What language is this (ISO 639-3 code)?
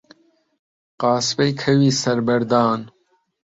ckb